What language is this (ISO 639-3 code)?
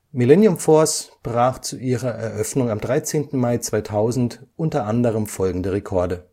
deu